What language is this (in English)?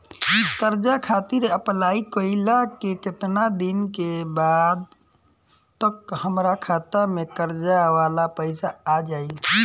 Bhojpuri